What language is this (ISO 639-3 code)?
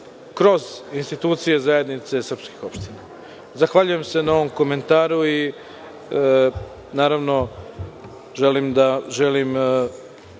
srp